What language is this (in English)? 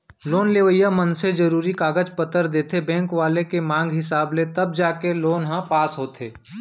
Chhattisgarhi